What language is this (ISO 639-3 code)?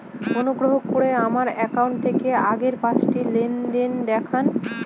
ben